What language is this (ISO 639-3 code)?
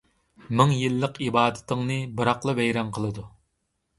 uig